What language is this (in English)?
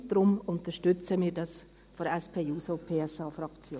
Swiss German